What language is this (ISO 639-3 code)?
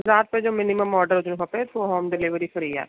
snd